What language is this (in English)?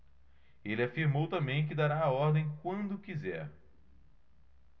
Portuguese